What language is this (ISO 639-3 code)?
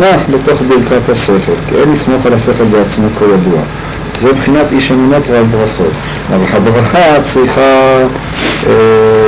heb